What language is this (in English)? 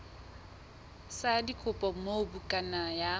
Southern Sotho